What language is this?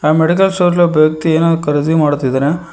Kannada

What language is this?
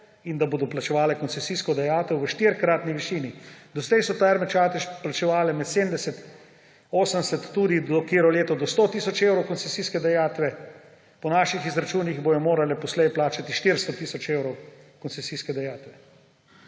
Slovenian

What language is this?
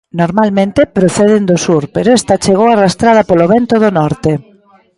Galician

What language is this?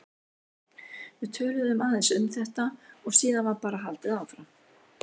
Icelandic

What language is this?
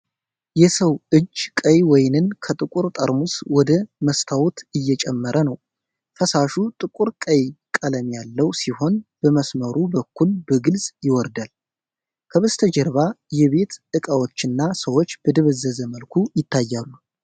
Amharic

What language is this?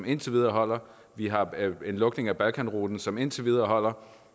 Danish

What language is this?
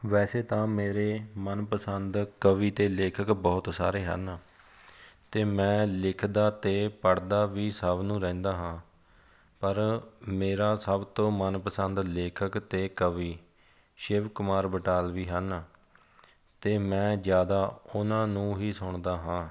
Punjabi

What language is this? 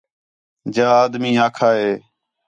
Khetrani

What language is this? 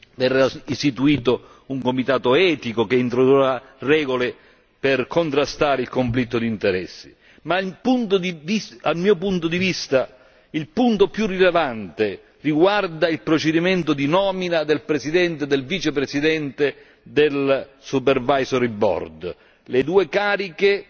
Italian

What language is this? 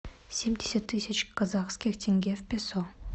Russian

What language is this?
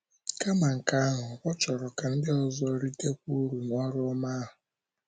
Igbo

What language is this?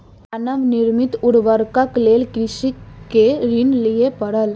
Maithili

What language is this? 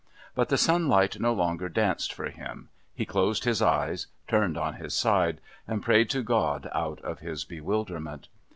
English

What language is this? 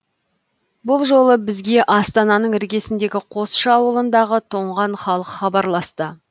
Kazakh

